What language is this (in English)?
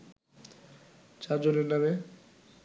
Bangla